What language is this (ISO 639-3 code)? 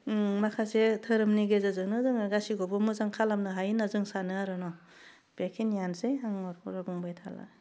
brx